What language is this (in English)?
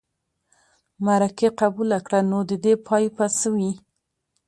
Pashto